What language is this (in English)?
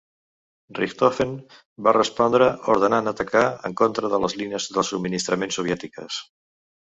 Catalan